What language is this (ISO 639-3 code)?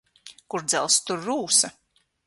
lav